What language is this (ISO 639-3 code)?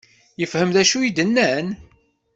kab